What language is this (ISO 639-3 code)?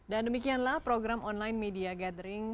ind